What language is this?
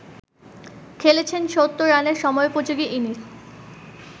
Bangla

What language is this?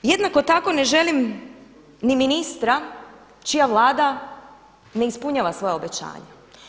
Croatian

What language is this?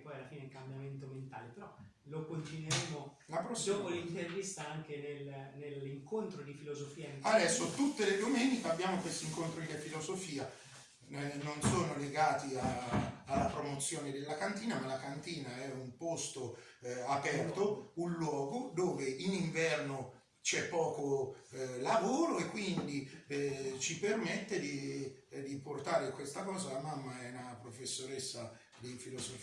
Italian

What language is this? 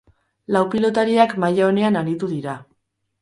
Basque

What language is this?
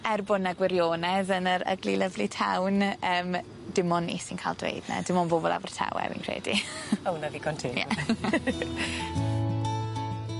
Welsh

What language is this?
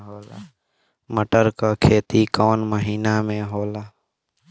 Bhojpuri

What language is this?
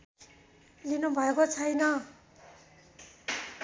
Nepali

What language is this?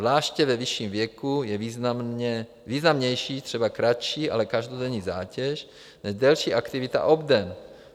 Czech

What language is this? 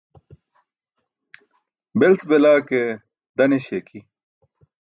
Burushaski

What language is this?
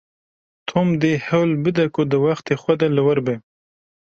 Kurdish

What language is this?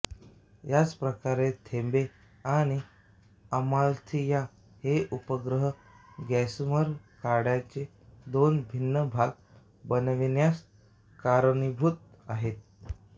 Marathi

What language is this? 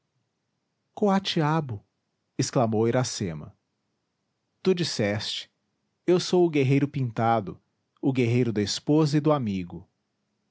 Portuguese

